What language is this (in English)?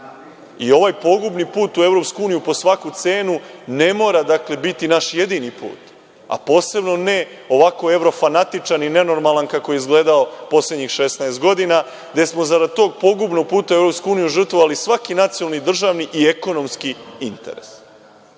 Serbian